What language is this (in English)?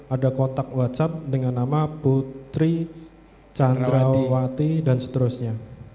Indonesian